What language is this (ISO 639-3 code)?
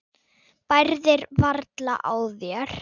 isl